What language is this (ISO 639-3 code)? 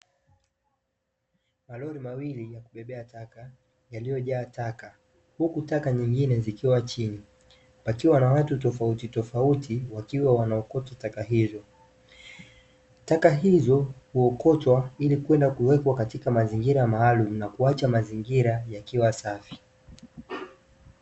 swa